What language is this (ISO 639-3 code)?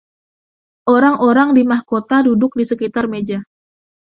ind